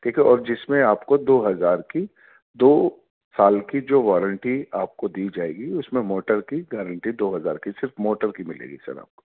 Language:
Urdu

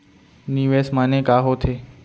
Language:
Chhattisgarhi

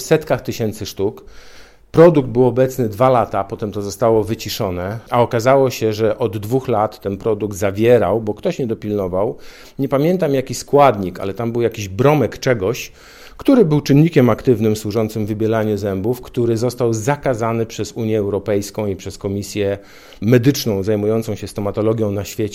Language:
Polish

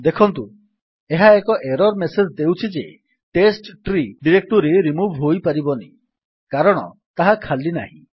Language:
Odia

